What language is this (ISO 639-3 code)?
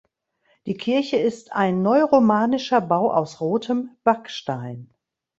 deu